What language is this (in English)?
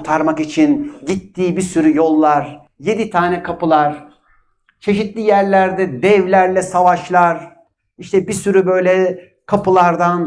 Turkish